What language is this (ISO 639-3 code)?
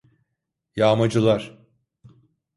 tur